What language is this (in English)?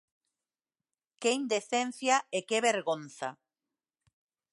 Galician